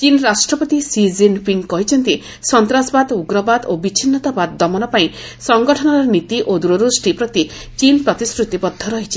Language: Odia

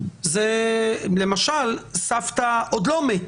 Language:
Hebrew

